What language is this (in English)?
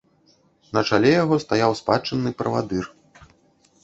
Belarusian